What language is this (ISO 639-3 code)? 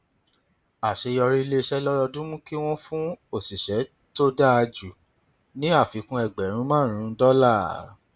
yor